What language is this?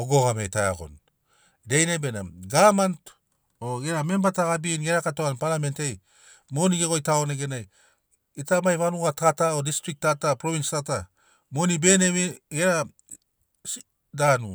Sinaugoro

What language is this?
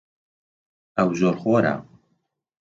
Central Kurdish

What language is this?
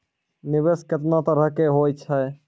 Maithili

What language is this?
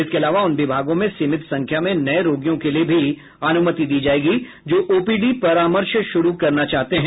Hindi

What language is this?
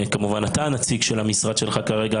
Hebrew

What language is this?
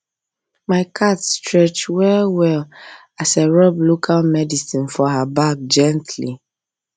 Nigerian Pidgin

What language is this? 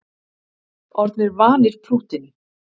Icelandic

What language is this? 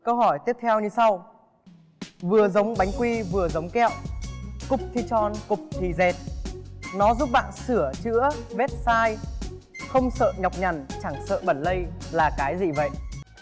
Vietnamese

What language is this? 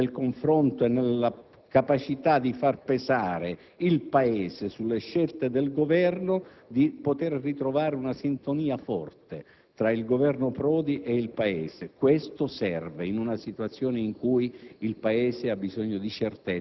Italian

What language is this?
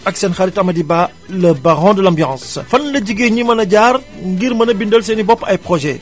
Wolof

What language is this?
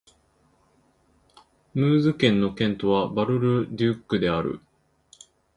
Japanese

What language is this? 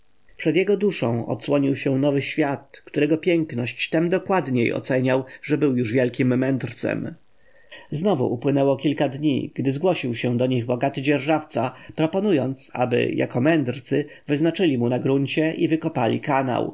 Polish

